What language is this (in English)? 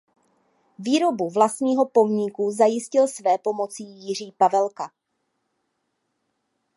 Czech